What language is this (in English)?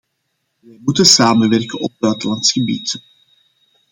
Dutch